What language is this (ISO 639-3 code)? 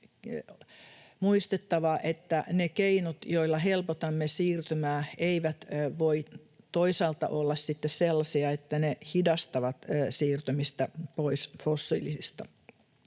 fin